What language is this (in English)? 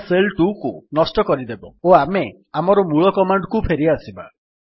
Odia